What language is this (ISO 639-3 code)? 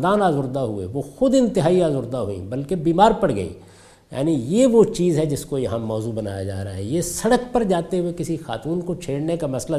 urd